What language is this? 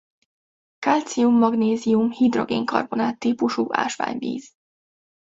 Hungarian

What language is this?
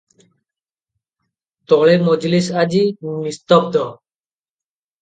Odia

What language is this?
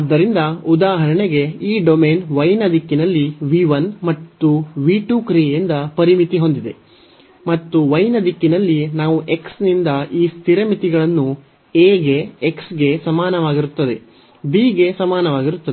Kannada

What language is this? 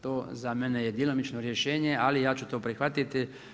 Croatian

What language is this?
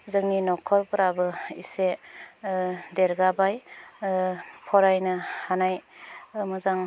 Bodo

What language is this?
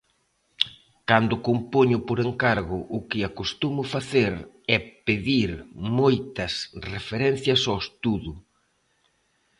Galician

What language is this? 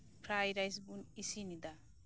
Santali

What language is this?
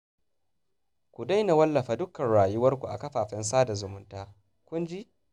Hausa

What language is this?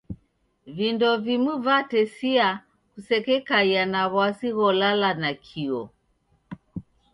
Taita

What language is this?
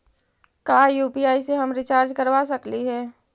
Magahi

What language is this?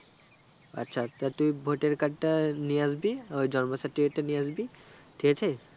Bangla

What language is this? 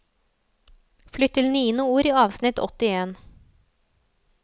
Norwegian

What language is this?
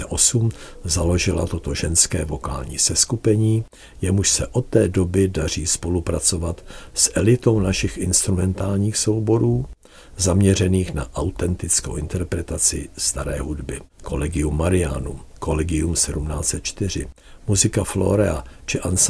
Czech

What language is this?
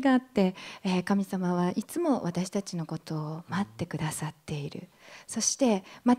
Japanese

